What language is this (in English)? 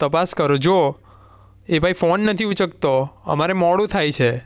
Gujarati